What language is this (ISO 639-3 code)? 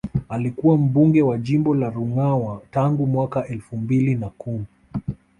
swa